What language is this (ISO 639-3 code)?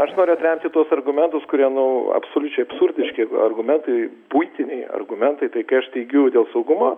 lit